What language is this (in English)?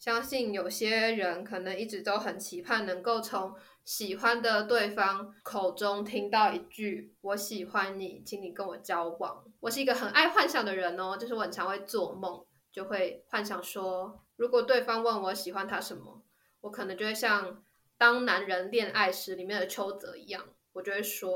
Chinese